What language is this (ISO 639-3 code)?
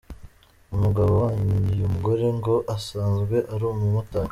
kin